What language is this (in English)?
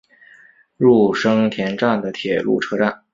Chinese